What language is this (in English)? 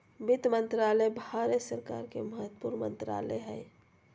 Magahi